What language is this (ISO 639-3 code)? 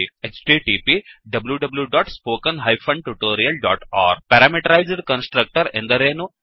kan